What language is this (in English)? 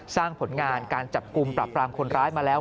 Thai